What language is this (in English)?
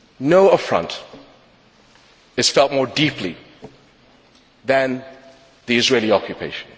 English